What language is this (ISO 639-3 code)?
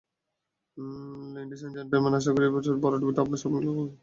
ben